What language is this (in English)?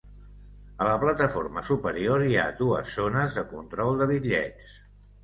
Catalan